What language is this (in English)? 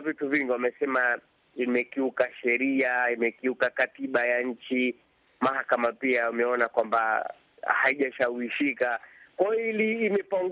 Swahili